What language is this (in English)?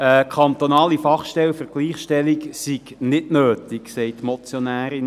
Swiss German